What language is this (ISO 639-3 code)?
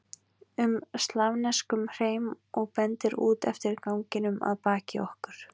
isl